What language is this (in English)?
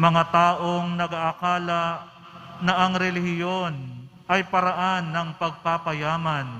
Filipino